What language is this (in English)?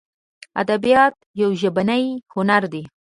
Pashto